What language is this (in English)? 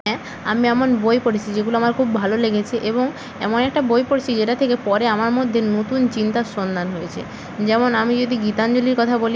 Bangla